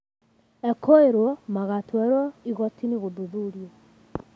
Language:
Kikuyu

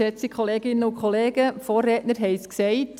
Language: Swiss German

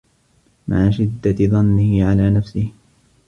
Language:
Arabic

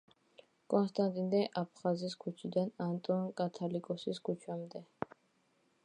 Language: Georgian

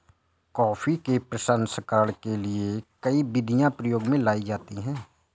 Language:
Hindi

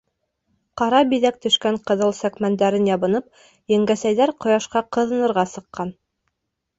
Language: Bashkir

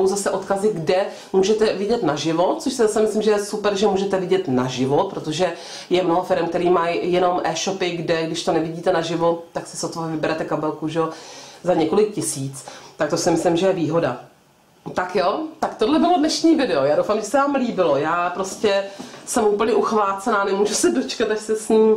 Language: Czech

